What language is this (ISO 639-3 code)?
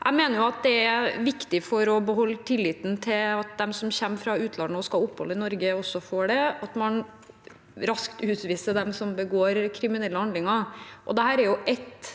nor